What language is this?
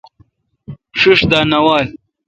Kalkoti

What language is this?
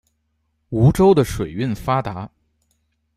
Chinese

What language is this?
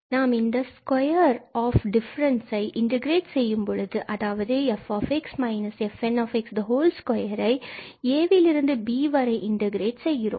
Tamil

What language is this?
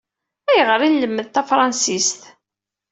Kabyle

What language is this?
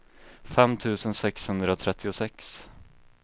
Swedish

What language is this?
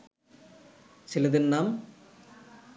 Bangla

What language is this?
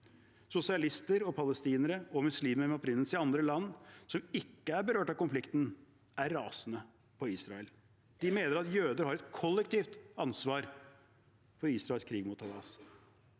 Norwegian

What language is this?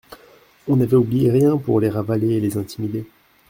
French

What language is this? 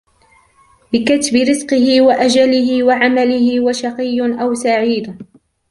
Arabic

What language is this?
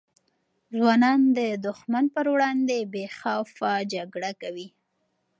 Pashto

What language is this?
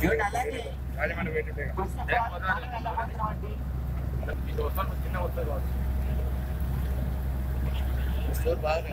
Indonesian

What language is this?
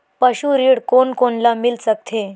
Chhattisgarhi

